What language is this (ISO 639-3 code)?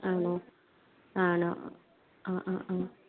mal